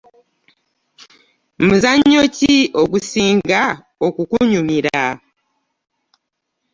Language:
Ganda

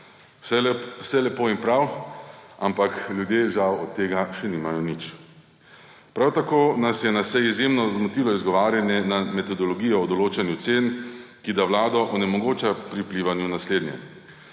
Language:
Slovenian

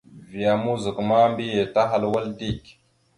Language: Mada (Cameroon)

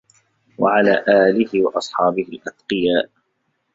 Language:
Arabic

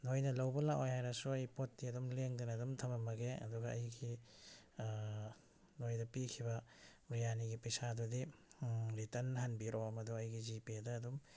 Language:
Manipuri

